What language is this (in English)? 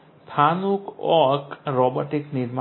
Gujarati